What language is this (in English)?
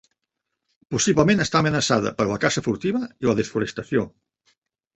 Catalan